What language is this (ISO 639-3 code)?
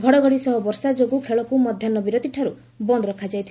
ori